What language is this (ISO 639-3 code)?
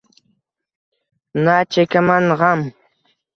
uzb